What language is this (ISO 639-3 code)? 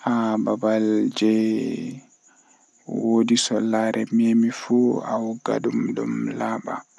fuh